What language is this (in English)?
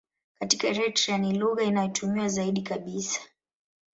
Swahili